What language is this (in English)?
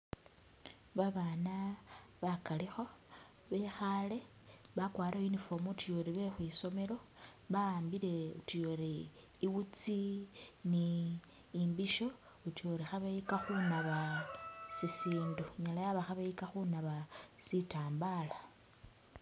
Masaaba